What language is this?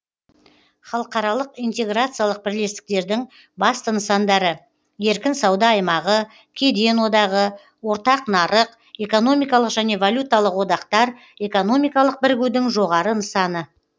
Kazakh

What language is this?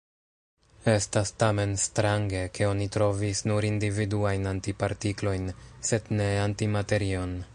Esperanto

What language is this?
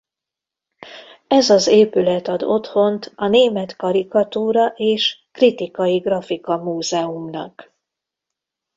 Hungarian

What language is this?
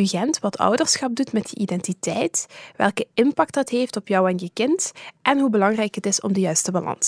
Dutch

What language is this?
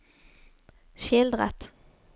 Norwegian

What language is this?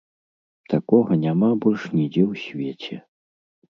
Belarusian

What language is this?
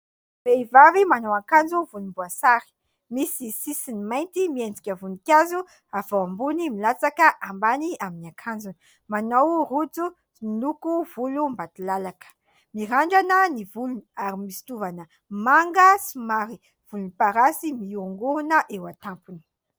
Malagasy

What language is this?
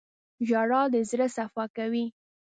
Pashto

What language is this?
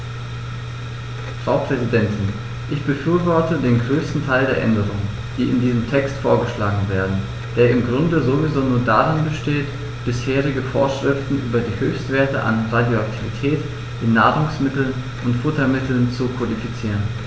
German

